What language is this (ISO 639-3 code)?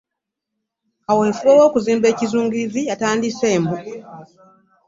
lug